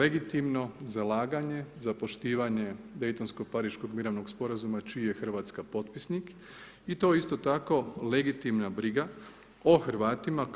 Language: Croatian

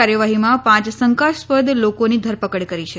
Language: Gujarati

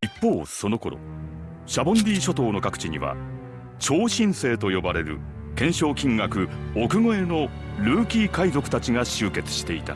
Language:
Japanese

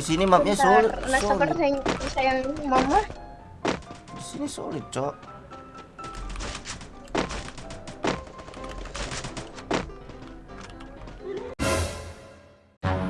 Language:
Indonesian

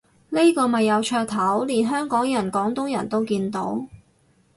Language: Cantonese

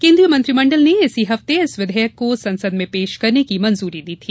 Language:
Hindi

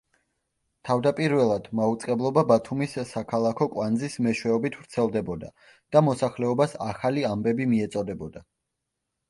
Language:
Georgian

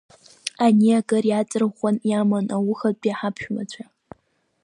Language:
Abkhazian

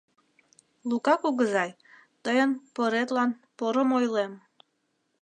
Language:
Mari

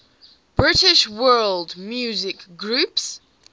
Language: English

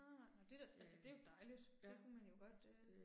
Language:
Danish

